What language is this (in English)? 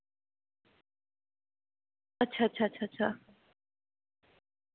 Dogri